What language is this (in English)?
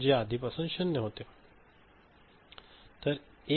Marathi